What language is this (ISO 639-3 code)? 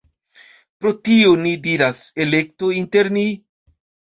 epo